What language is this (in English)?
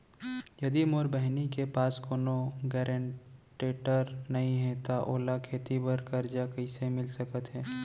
Chhattisgarhi